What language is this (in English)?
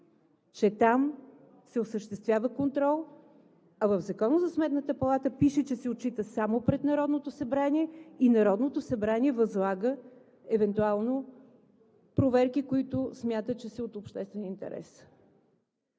Bulgarian